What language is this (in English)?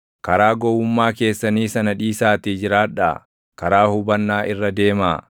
Oromo